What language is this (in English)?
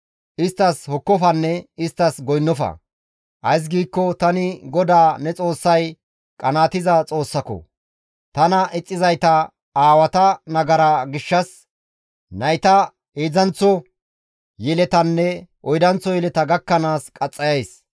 Gamo